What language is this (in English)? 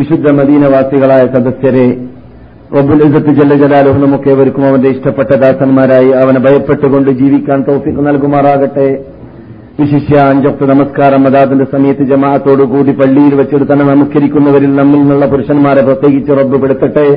Malayalam